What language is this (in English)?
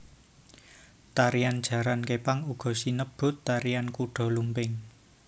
Javanese